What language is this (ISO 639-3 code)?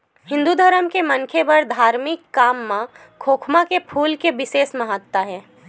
hne